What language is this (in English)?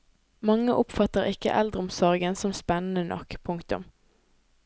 Norwegian